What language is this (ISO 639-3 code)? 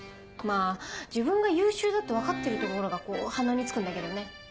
jpn